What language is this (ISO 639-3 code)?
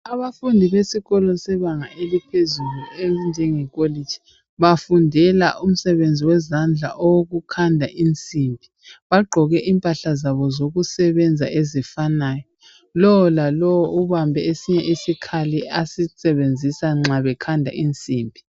nde